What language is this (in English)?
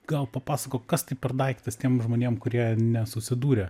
Lithuanian